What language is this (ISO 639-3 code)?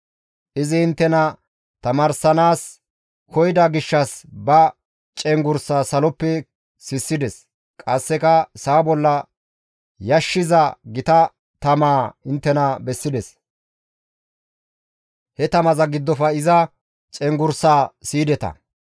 gmv